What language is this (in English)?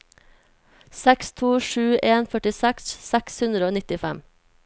Norwegian